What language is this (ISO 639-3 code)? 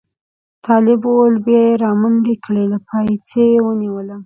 pus